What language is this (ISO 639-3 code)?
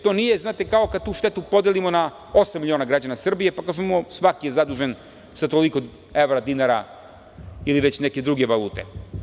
srp